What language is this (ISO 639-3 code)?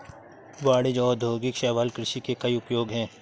hin